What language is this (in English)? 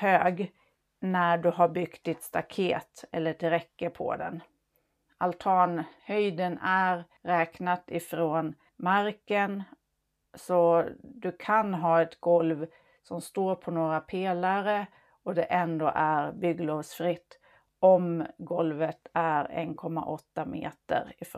Swedish